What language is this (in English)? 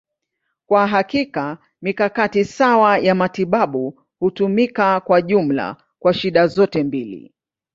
Swahili